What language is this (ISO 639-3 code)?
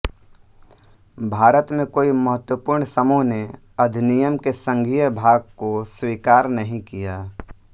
hin